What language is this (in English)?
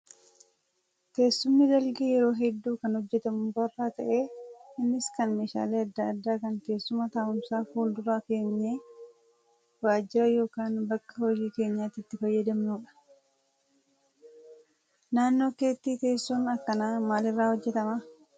Oromo